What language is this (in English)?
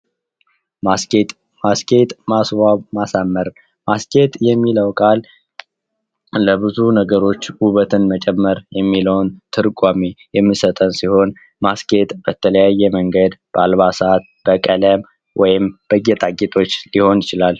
Amharic